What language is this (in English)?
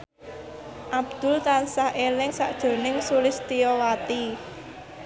Javanese